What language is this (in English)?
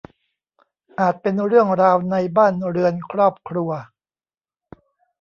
Thai